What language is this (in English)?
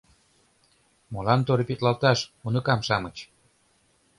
Mari